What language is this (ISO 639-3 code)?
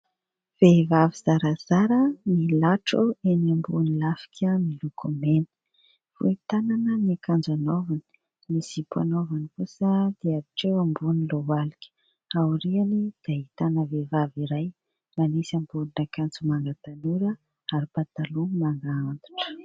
mlg